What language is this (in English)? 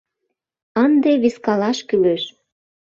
Mari